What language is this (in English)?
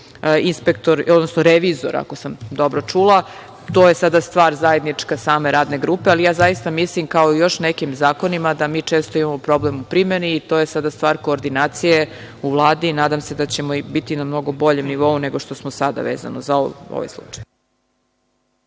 Serbian